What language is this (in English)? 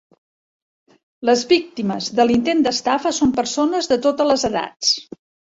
Catalan